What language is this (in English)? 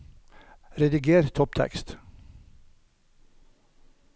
Norwegian